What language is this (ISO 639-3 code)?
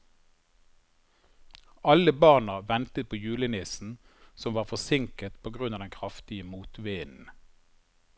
nor